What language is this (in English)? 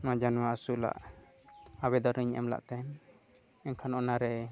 Santali